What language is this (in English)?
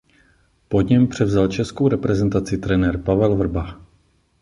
Czech